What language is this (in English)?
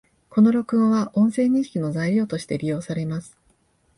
Japanese